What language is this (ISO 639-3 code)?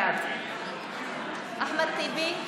heb